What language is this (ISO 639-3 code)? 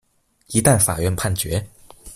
zho